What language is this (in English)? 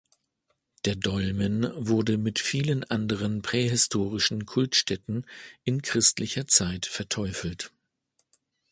German